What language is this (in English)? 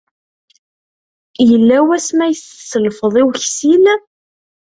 Kabyle